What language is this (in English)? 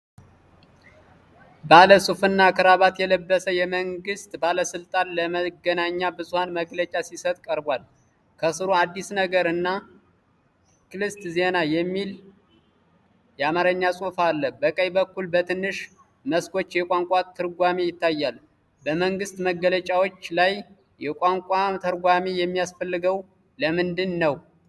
Amharic